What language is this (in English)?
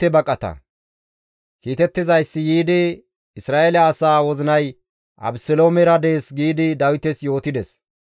Gamo